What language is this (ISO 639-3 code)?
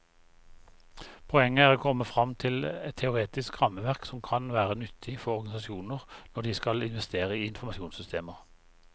nor